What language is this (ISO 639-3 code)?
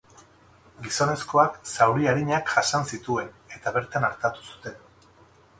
eus